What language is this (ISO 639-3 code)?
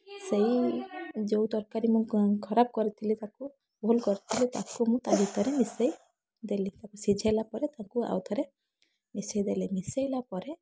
ori